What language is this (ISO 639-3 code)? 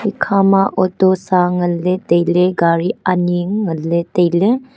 nnp